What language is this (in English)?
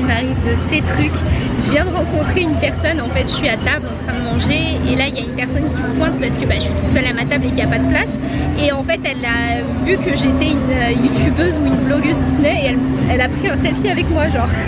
French